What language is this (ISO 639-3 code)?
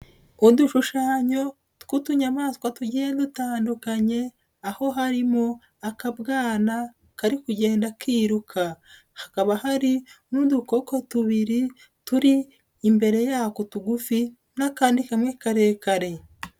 kin